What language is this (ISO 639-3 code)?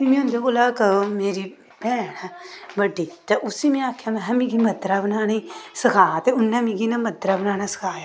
doi